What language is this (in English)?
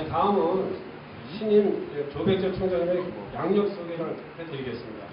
Korean